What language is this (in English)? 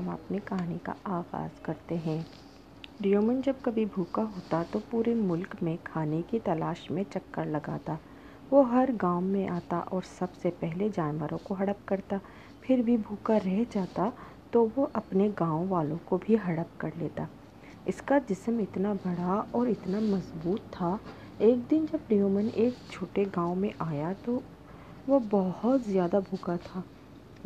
Urdu